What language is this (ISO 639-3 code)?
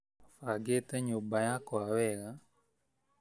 kik